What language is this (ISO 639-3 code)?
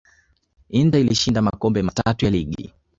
swa